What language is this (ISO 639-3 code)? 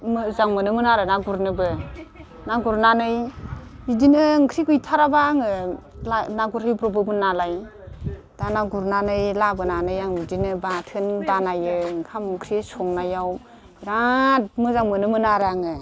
brx